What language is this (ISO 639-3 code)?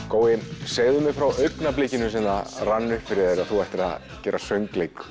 isl